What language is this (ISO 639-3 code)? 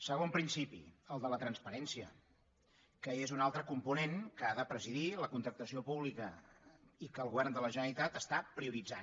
cat